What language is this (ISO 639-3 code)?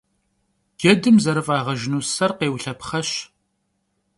kbd